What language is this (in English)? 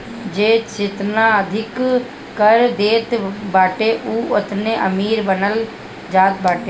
Bhojpuri